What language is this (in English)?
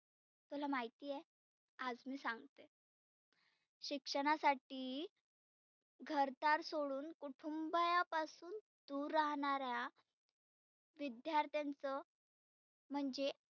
Marathi